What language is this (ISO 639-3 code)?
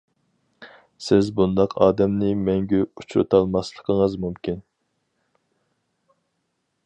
uig